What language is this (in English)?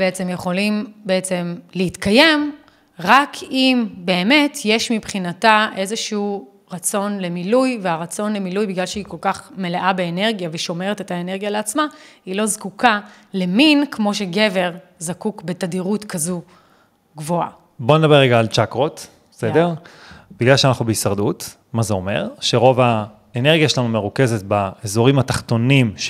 Hebrew